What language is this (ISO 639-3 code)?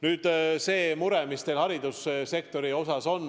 est